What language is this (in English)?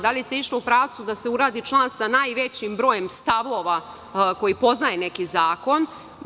Serbian